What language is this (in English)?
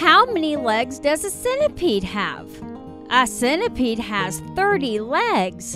English